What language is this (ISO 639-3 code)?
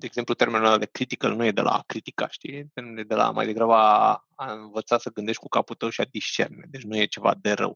ron